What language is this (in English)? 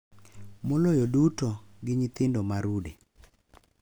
Luo (Kenya and Tanzania)